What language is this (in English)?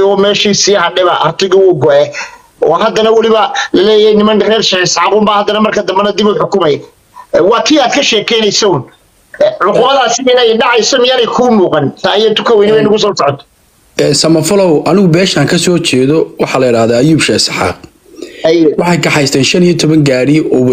Arabic